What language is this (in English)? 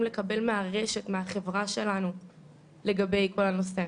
Hebrew